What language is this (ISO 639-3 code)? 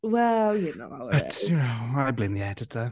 cym